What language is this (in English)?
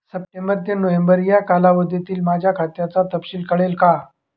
Marathi